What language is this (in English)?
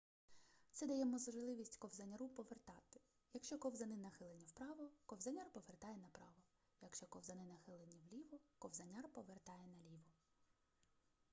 Ukrainian